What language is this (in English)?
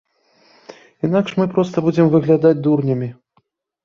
Belarusian